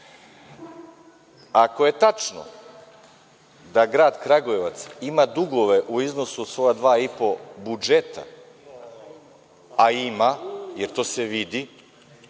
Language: Serbian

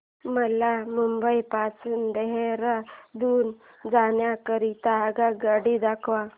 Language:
Marathi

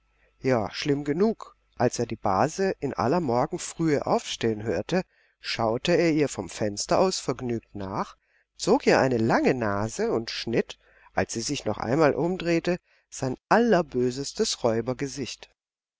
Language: German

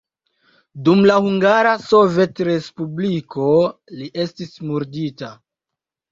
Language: Esperanto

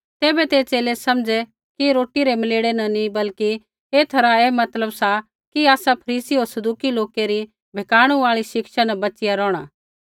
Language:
Kullu Pahari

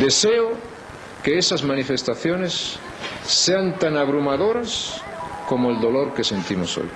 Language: Spanish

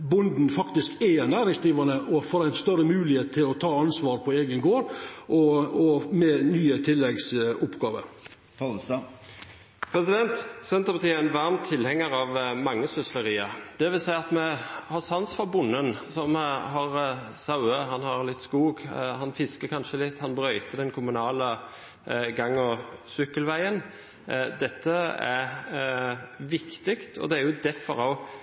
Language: Norwegian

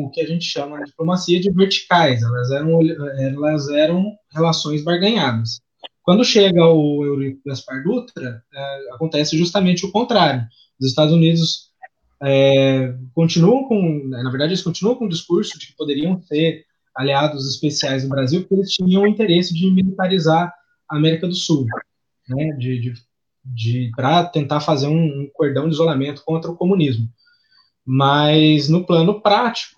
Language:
Portuguese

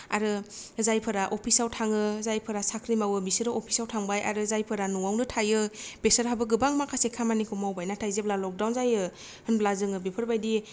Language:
Bodo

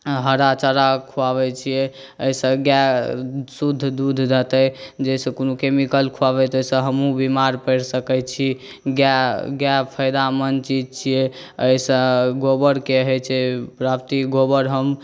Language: Maithili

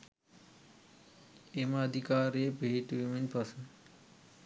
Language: Sinhala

